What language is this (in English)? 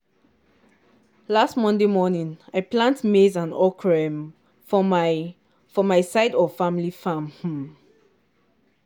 Nigerian Pidgin